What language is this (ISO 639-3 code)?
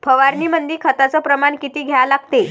mar